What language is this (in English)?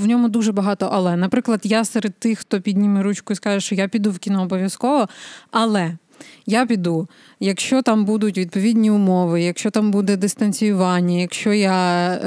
Ukrainian